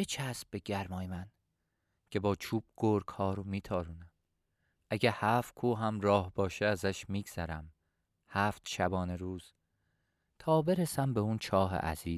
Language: Persian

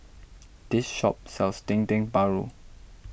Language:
English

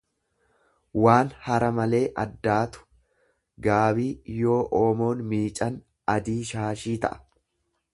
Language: Oromo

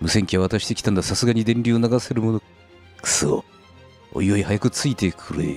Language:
Japanese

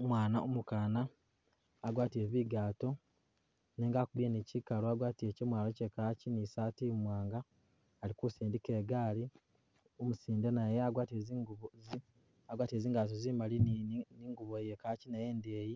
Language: Masaaba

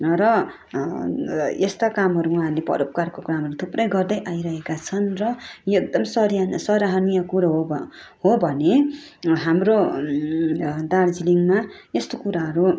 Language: Nepali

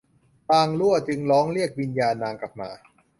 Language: Thai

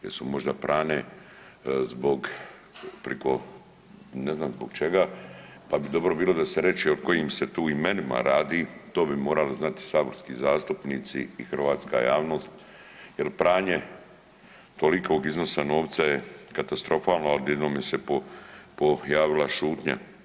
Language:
Croatian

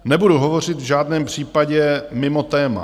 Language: Czech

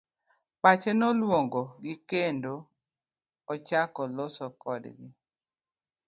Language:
Luo (Kenya and Tanzania)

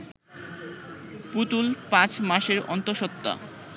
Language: Bangla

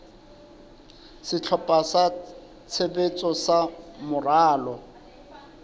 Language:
Southern Sotho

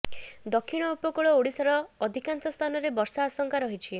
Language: Odia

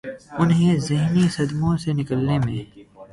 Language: Urdu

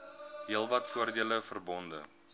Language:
Afrikaans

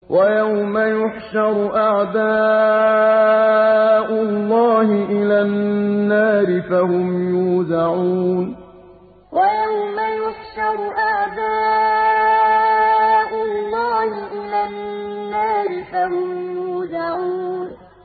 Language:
Arabic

